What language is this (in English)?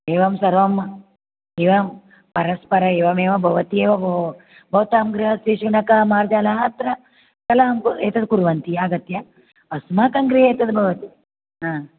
Sanskrit